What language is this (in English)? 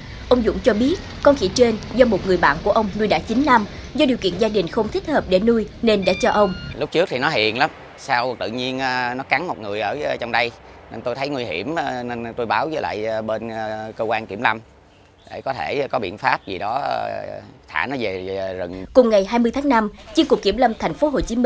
Vietnamese